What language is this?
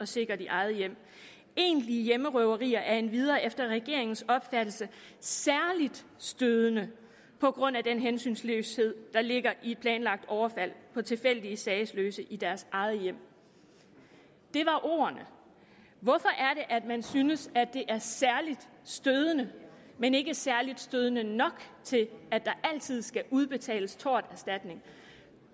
Danish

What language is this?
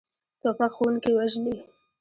Pashto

